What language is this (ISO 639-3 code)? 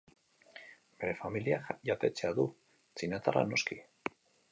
eus